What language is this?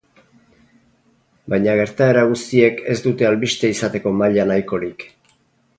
Basque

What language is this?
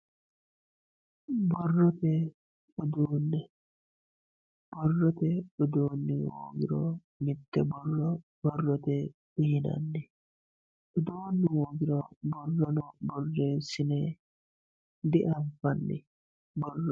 Sidamo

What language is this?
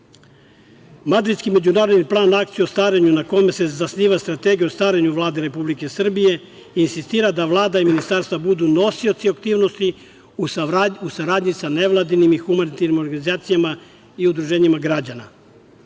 Serbian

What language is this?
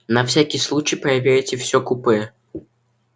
Russian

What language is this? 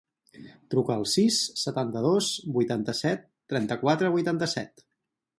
Catalan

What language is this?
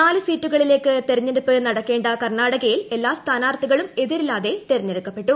Malayalam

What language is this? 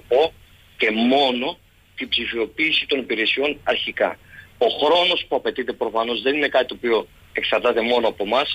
Greek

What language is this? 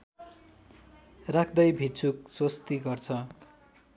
Nepali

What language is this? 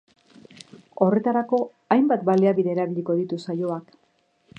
Basque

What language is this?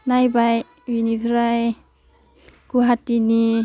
Bodo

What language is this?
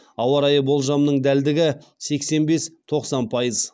Kazakh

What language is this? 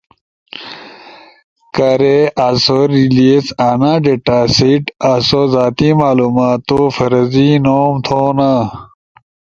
Ushojo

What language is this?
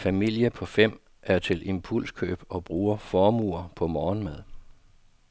Danish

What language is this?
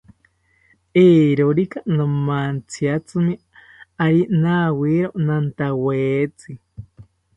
South Ucayali Ashéninka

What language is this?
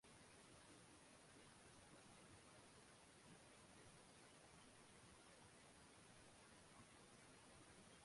Chinese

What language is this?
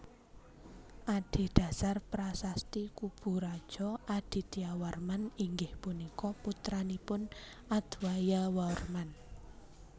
Javanese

